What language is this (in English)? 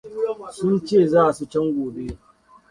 Hausa